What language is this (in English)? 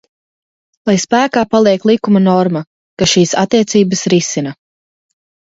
Latvian